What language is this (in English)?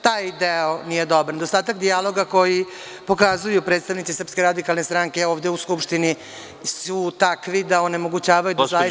Serbian